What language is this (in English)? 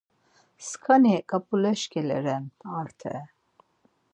Laz